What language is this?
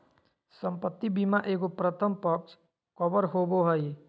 Magahi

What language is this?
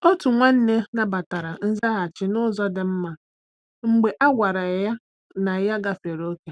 Igbo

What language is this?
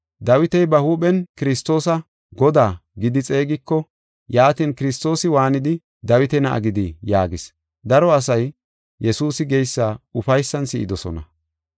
Gofa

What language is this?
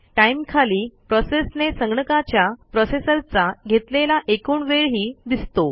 Marathi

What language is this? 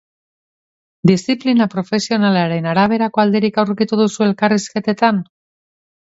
Basque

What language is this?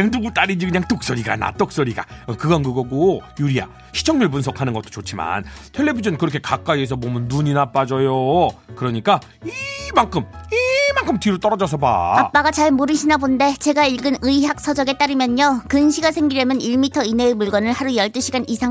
Korean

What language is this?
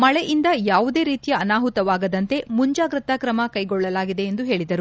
Kannada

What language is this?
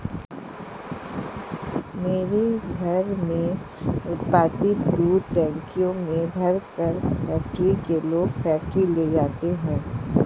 Hindi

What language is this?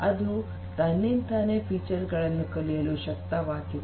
Kannada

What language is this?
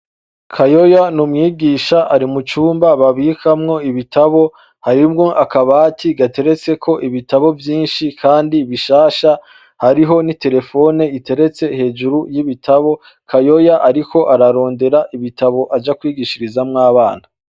Rundi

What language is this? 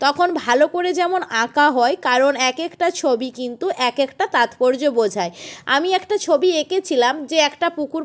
Bangla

